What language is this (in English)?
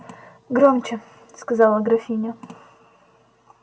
Russian